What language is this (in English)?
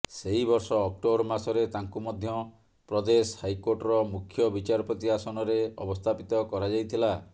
Odia